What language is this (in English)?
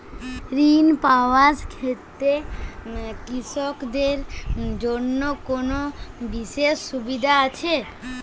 Bangla